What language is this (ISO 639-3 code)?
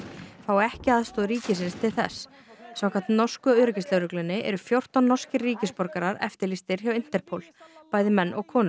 isl